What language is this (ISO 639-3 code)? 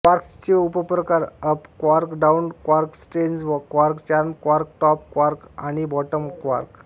mar